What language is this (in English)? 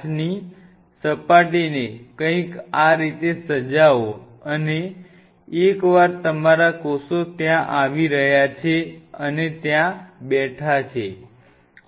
Gujarati